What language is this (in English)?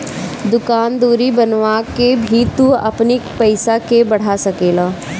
Bhojpuri